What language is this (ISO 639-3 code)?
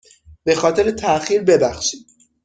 fas